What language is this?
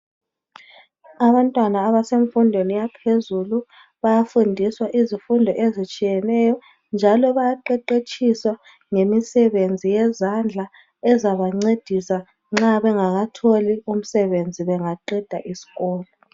North Ndebele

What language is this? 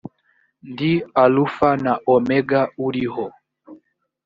Kinyarwanda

